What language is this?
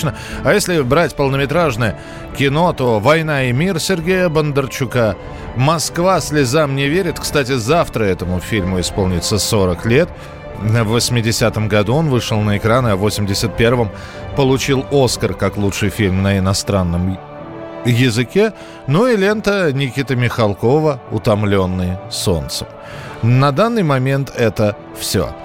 Russian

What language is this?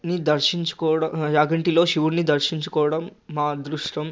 Telugu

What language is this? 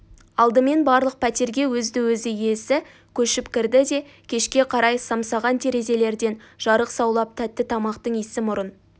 Kazakh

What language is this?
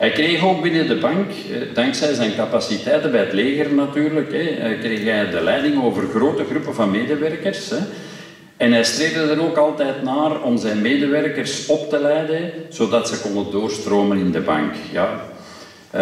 Dutch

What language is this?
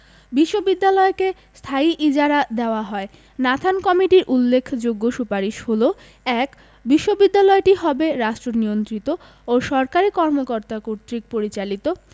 Bangla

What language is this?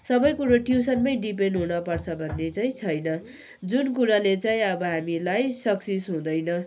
Nepali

